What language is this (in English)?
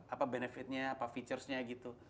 Indonesian